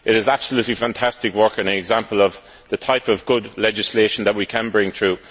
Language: English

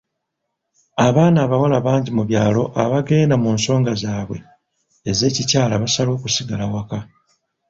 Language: Ganda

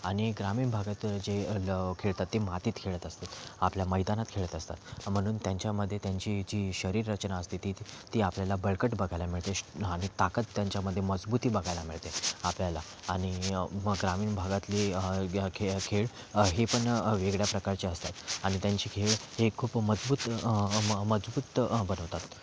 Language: Marathi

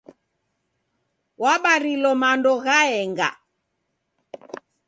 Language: Taita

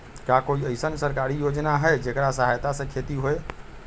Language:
Magahi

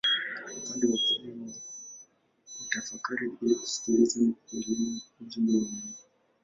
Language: Swahili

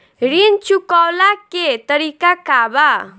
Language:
Bhojpuri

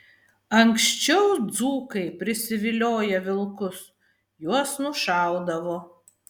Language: Lithuanian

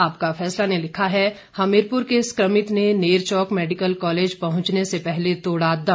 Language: Hindi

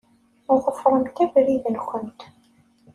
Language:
Kabyle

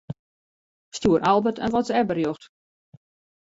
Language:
Western Frisian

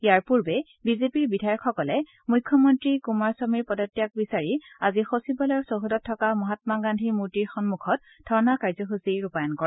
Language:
Assamese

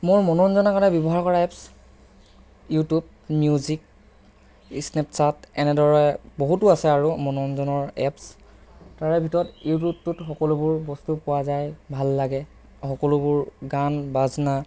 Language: Assamese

